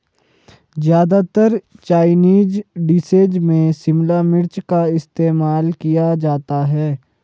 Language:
Hindi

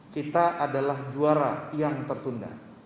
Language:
Indonesian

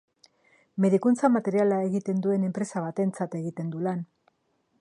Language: Basque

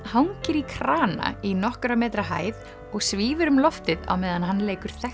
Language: Icelandic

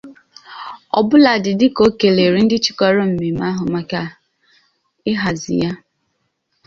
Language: Igbo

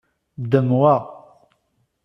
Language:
Kabyle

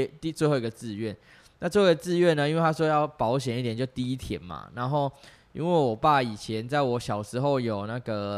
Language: Chinese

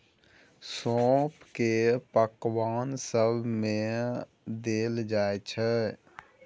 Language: Maithili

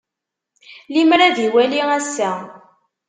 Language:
Kabyle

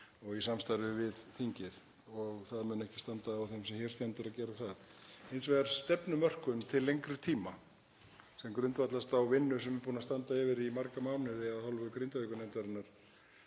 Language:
Icelandic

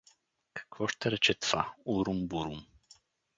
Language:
Bulgarian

